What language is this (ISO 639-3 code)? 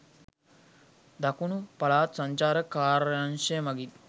sin